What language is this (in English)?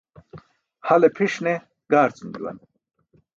Burushaski